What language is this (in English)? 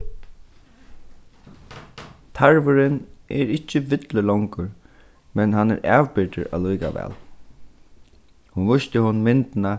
Faroese